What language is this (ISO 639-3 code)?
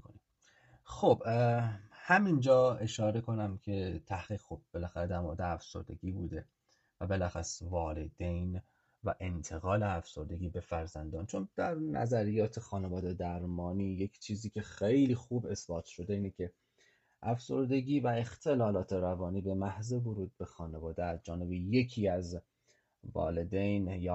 fas